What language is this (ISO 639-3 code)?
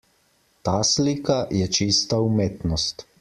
slv